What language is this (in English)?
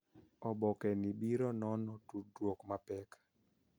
Luo (Kenya and Tanzania)